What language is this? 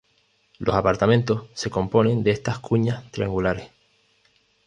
Spanish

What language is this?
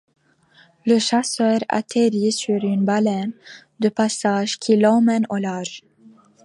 French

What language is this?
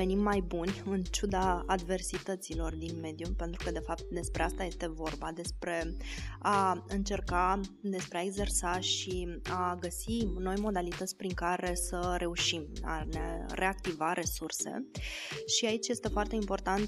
Romanian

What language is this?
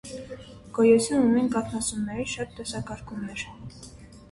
Armenian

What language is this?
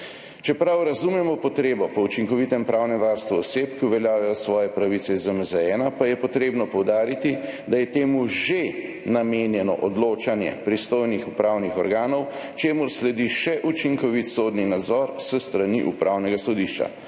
Slovenian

